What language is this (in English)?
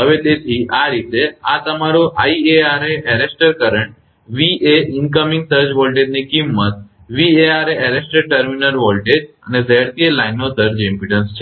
Gujarati